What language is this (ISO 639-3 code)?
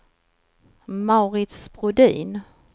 swe